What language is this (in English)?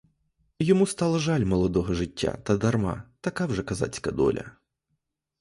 Ukrainian